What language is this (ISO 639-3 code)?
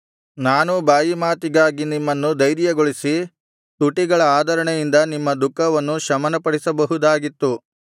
kan